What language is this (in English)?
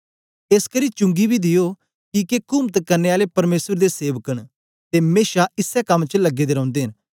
Dogri